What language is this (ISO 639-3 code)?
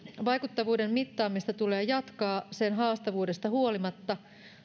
fin